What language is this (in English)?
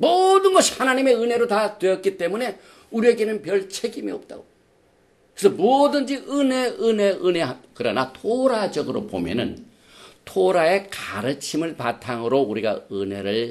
Korean